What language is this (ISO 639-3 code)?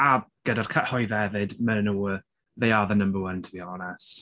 cym